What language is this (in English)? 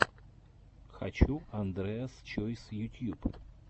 Russian